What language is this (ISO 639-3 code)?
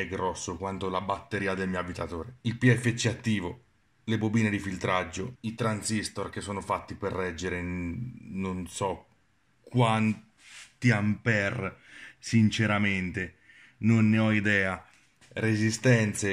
ita